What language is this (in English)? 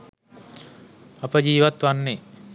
Sinhala